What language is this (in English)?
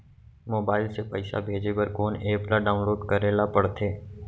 Chhattisgarhi